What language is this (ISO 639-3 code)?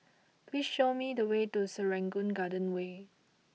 eng